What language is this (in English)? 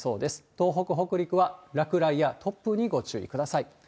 Japanese